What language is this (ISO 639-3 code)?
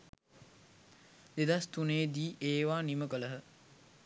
sin